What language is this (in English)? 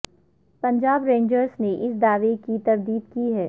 Urdu